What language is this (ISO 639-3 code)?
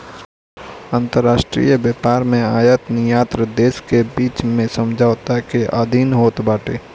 bho